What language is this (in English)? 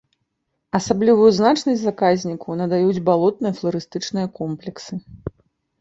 Belarusian